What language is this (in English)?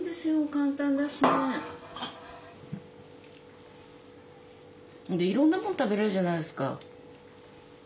Japanese